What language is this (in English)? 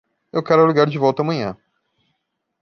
Portuguese